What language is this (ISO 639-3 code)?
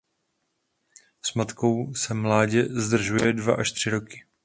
ces